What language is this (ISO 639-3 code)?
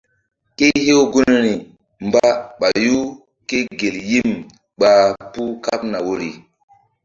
mdd